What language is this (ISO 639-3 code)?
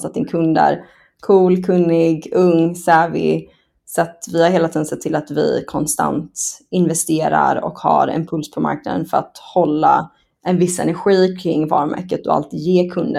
swe